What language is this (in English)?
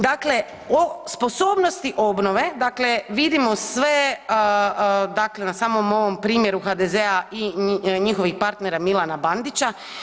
Croatian